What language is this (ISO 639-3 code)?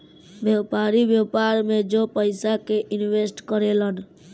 bho